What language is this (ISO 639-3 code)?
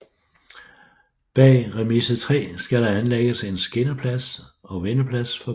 dan